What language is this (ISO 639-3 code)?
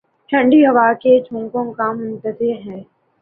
urd